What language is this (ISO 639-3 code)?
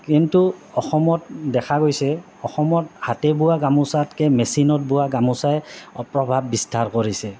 asm